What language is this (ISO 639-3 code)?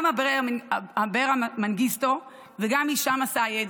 heb